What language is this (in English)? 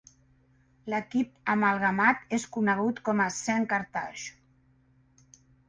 Catalan